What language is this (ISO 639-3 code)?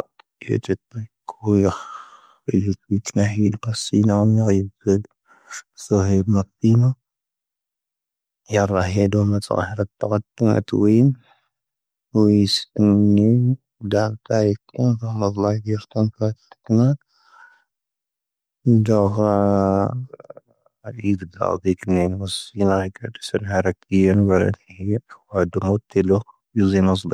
thv